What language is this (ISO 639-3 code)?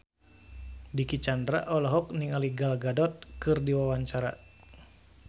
sun